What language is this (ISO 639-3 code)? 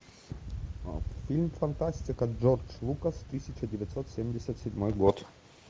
rus